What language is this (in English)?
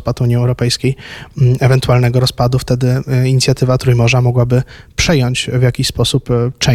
Polish